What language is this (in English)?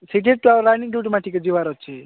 Odia